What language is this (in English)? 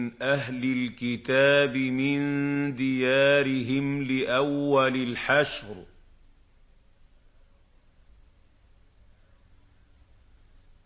Arabic